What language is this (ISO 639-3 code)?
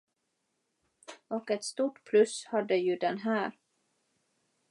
swe